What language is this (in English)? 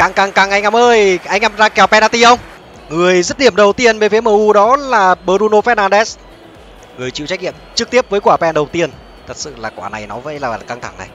Vietnamese